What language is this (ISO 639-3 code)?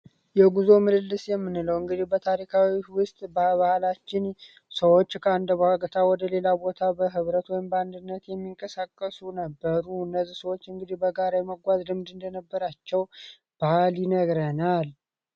amh